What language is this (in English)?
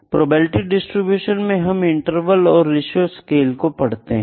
Hindi